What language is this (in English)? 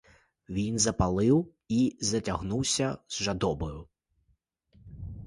Ukrainian